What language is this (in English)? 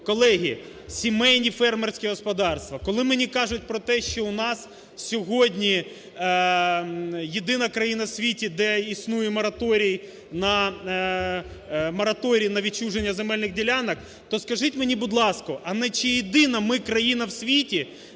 Ukrainian